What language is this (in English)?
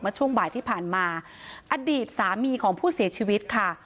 Thai